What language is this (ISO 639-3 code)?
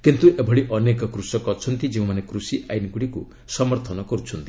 ori